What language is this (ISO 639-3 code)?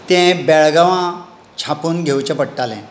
kok